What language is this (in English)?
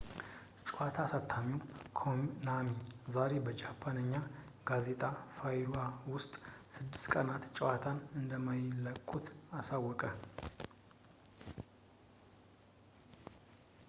Amharic